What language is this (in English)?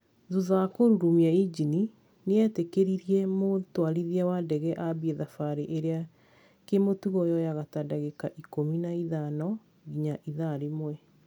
Kikuyu